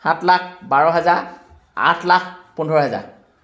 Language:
Assamese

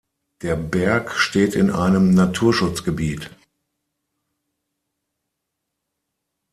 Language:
German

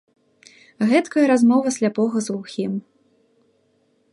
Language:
Belarusian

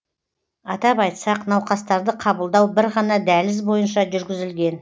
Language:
Kazakh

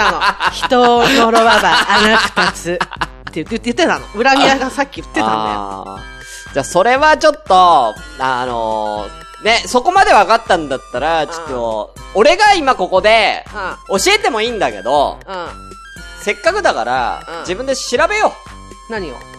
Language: Japanese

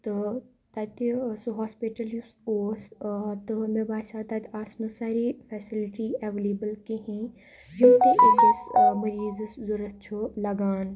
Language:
Kashmiri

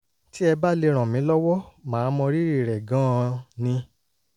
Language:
Yoruba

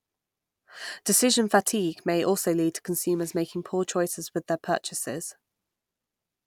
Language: English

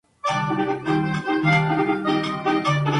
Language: Spanish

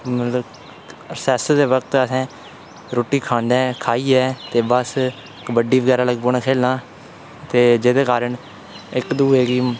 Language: Dogri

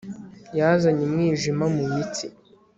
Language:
Kinyarwanda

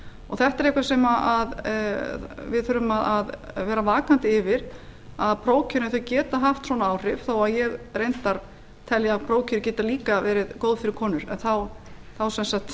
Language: Icelandic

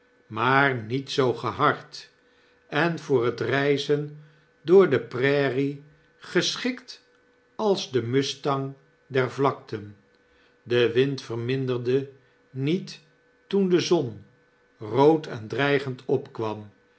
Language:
Dutch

